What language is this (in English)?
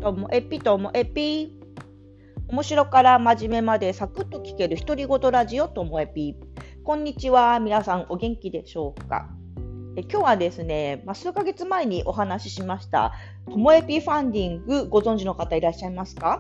Japanese